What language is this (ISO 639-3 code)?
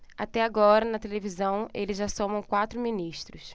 por